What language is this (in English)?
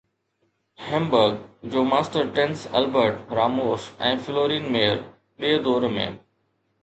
Sindhi